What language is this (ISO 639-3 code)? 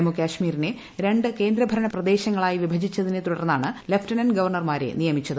mal